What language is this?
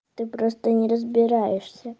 Russian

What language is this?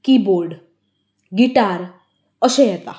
Konkani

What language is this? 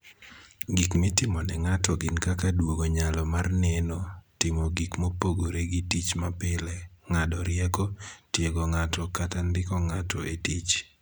Luo (Kenya and Tanzania)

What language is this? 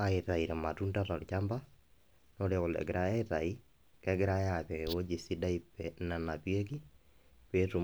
Masai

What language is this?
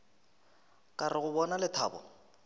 Northern Sotho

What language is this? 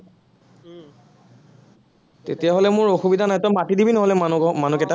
Assamese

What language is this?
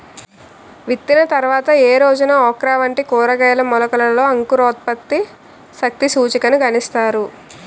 Telugu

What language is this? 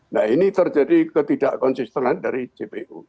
Indonesian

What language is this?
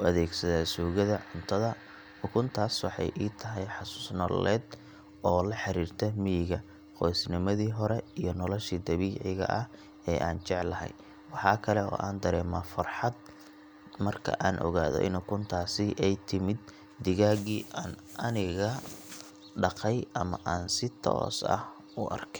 Somali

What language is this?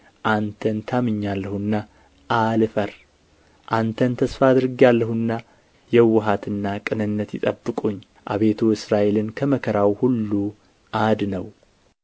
Amharic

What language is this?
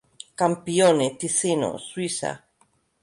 Catalan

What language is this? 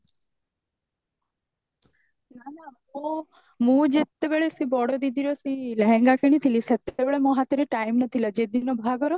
Odia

